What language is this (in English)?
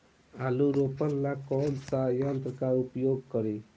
Bhojpuri